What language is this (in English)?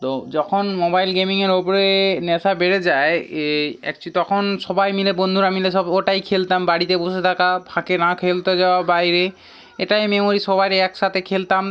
Bangla